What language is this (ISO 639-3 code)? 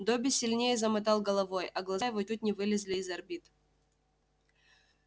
rus